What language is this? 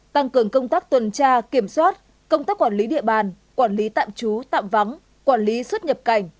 Vietnamese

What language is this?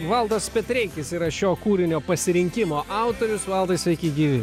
Lithuanian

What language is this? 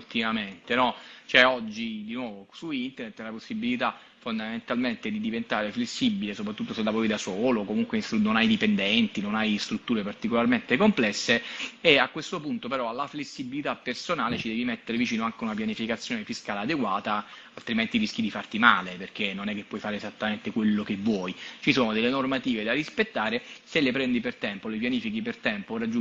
Italian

